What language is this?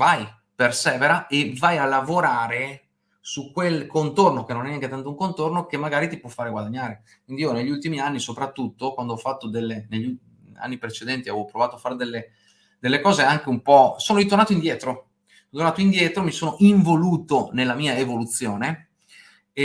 Italian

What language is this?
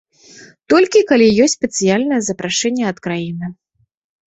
Belarusian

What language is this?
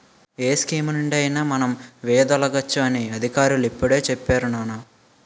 Telugu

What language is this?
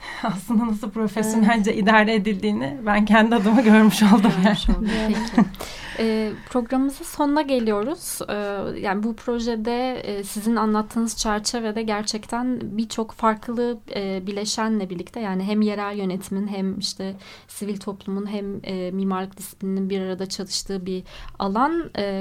Turkish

